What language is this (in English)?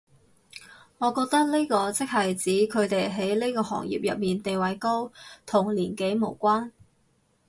Cantonese